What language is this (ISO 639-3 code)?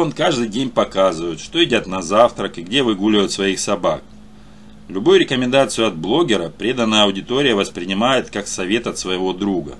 rus